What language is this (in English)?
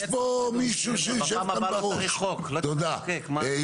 Hebrew